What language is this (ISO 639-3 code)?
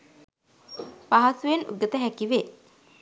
sin